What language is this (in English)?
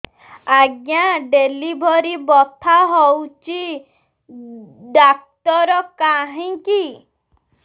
Odia